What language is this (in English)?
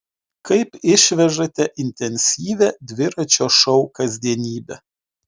Lithuanian